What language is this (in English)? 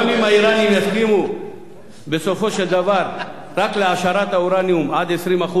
Hebrew